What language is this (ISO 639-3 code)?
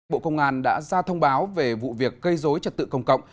vie